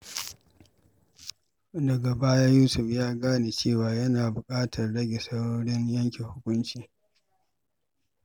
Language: Hausa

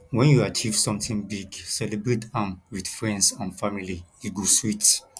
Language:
Nigerian Pidgin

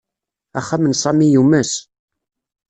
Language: Kabyle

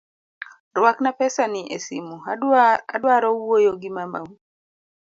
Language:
Luo (Kenya and Tanzania)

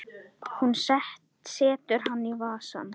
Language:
Icelandic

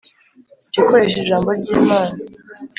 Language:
Kinyarwanda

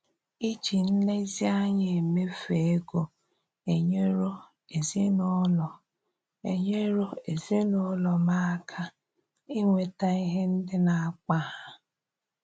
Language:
Igbo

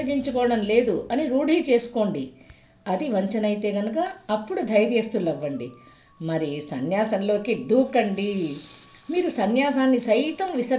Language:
Telugu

